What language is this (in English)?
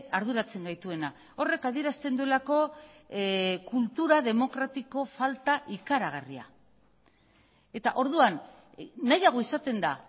Basque